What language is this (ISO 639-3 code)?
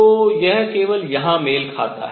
hin